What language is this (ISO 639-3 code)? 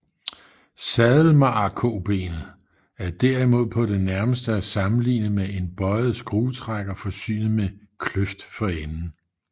dan